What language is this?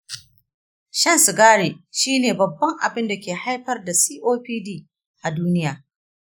Hausa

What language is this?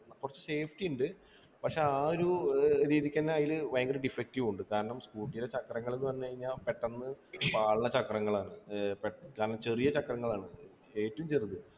Malayalam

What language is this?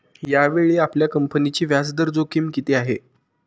Marathi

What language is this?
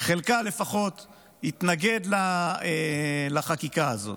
Hebrew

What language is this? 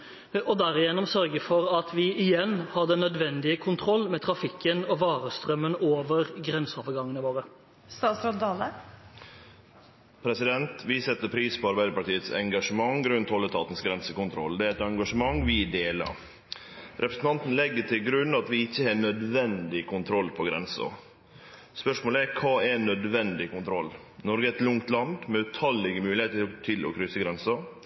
Norwegian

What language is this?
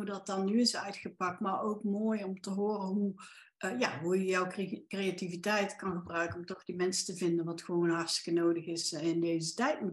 Dutch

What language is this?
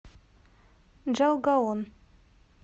Russian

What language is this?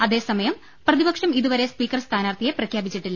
Malayalam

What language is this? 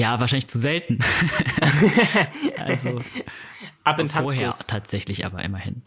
German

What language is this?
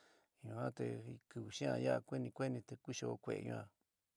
San Miguel El Grande Mixtec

